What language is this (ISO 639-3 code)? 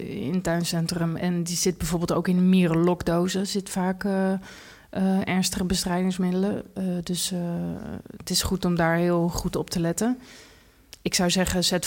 nld